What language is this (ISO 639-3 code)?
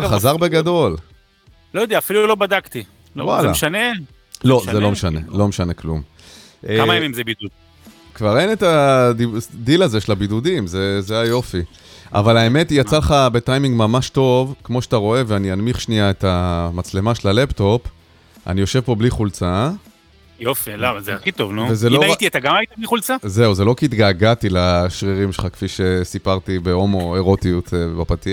heb